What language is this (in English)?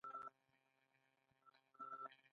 Pashto